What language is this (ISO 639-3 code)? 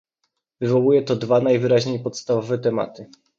pol